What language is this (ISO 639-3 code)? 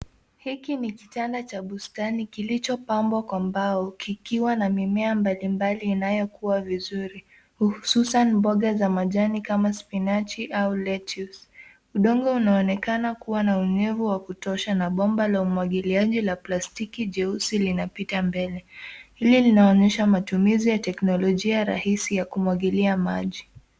swa